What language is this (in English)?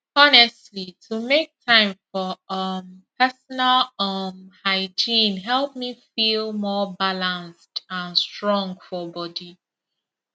Nigerian Pidgin